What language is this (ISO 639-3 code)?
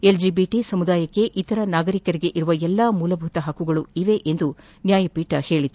kan